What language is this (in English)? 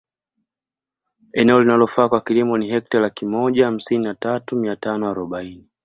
Swahili